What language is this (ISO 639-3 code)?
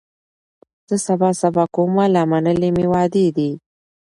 pus